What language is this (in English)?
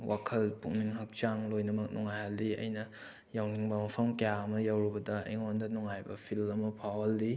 Manipuri